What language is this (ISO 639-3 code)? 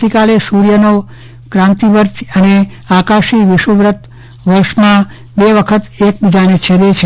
guj